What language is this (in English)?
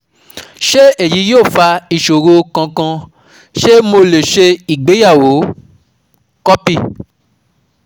Yoruba